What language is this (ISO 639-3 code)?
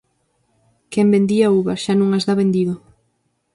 glg